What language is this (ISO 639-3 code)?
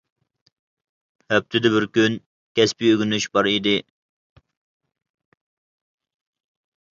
uig